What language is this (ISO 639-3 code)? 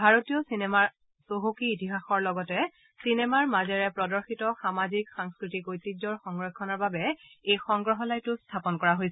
asm